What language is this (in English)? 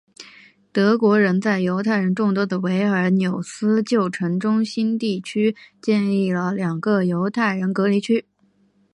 Chinese